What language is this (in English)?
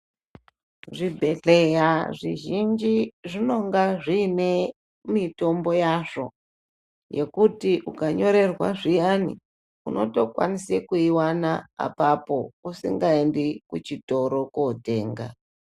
Ndau